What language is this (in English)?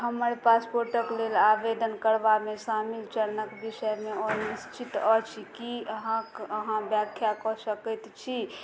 Maithili